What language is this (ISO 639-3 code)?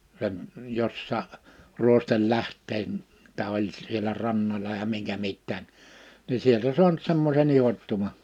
fin